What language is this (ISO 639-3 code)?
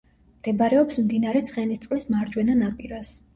kat